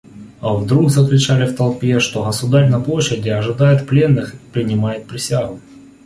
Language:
Russian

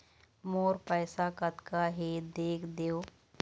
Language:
Chhattisgarhi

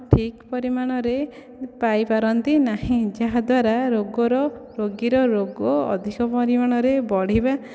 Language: Odia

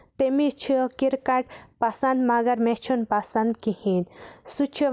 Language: Kashmiri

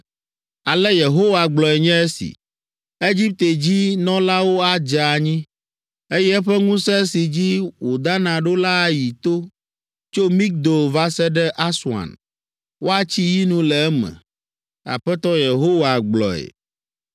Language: Ewe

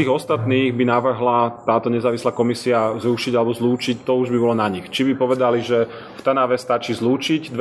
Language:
Slovak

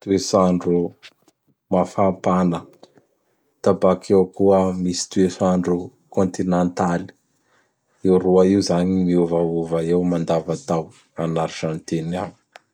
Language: Bara Malagasy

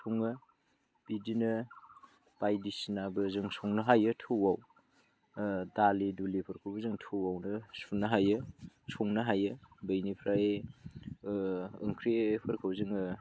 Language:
Bodo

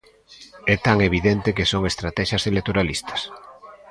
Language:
Galician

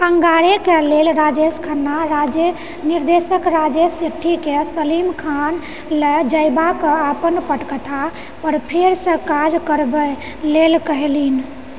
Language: Maithili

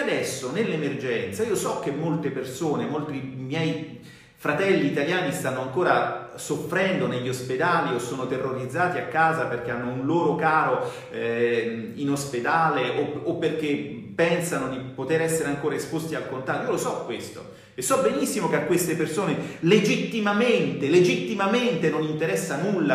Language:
Italian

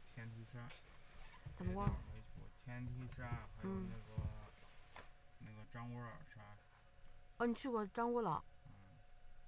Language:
Chinese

